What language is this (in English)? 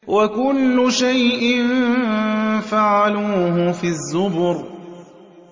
Arabic